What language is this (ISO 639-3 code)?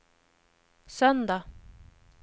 swe